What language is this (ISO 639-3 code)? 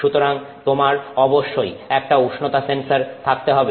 ben